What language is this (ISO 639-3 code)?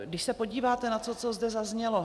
ces